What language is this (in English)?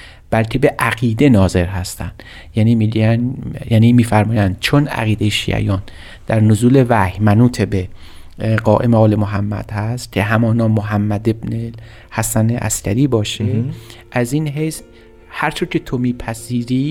Persian